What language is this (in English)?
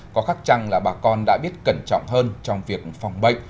Vietnamese